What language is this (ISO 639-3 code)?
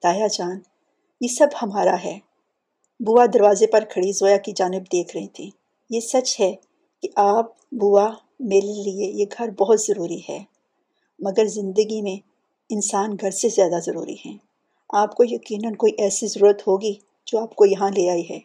urd